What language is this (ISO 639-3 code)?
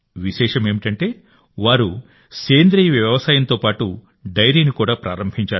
tel